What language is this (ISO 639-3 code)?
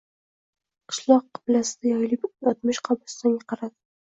uzb